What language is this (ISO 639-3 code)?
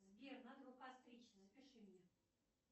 rus